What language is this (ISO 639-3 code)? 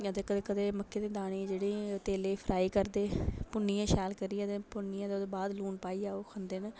doi